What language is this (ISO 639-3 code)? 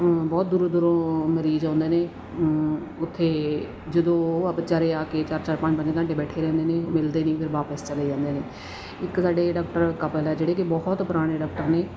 pan